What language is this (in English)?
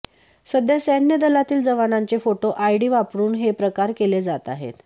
Marathi